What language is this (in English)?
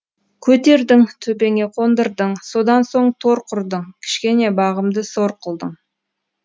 Kazakh